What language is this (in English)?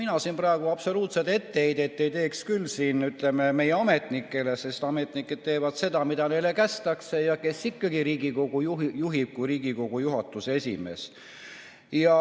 Estonian